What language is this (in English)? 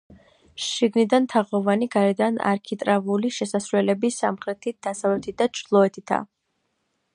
Georgian